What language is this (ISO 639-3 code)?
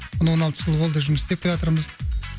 kaz